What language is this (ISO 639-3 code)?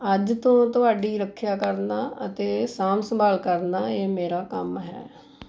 pan